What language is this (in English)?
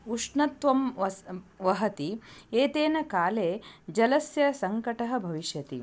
Sanskrit